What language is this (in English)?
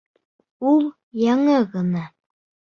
Bashkir